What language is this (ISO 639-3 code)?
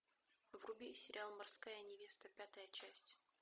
rus